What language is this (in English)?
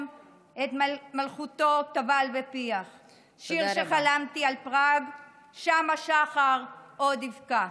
Hebrew